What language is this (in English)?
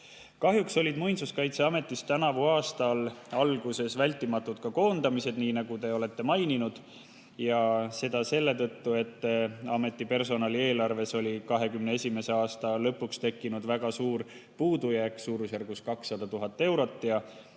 Estonian